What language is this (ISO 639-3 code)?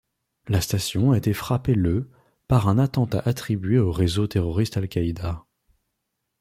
fra